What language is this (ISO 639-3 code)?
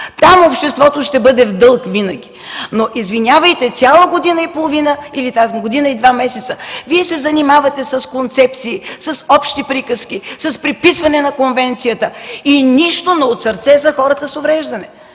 bul